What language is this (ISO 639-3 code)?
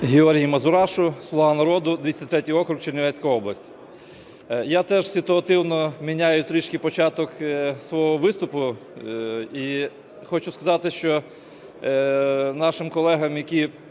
ukr